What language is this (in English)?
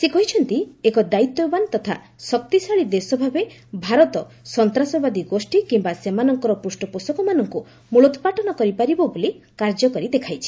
Odia